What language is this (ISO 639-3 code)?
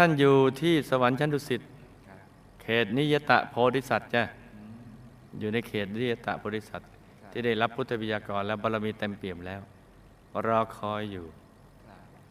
tha